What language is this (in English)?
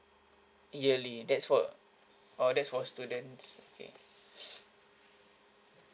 English